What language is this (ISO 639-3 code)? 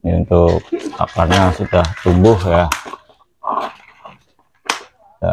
ind